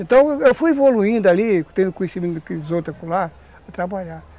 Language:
Portuguese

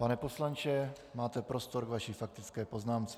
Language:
Czech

